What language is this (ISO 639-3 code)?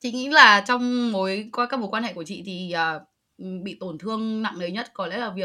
vie